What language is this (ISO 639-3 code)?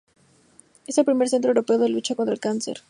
spa